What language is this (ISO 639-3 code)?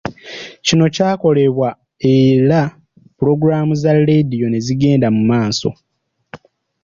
lug